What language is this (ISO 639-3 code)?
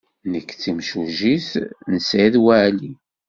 kab